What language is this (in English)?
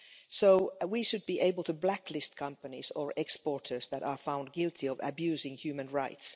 English